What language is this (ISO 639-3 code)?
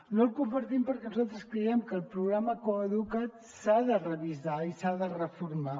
cat